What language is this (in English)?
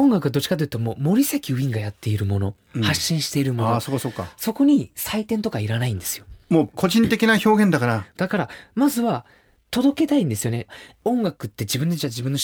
Japanese